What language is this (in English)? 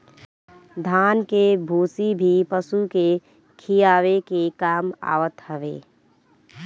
Bhojpuri